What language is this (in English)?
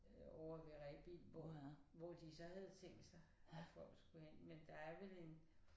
Danish